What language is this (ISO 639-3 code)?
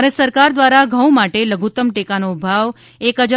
guj